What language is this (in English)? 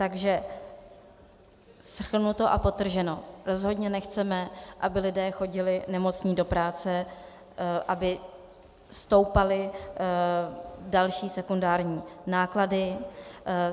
Czech